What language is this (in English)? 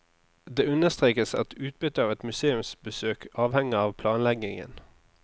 Norwegian